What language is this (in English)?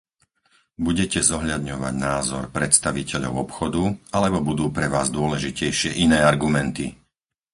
Slovak